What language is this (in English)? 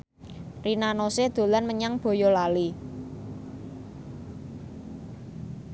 Javanese